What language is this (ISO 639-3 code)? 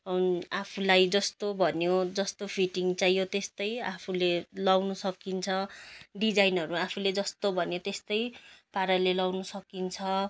nep